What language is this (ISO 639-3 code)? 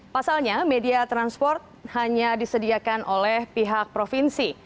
ind